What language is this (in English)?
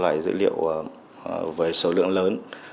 Vietnamese